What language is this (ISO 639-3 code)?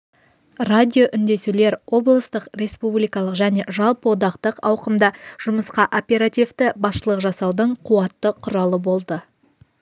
kaz